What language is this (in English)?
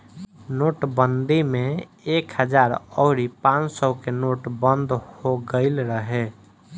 Bhojpuri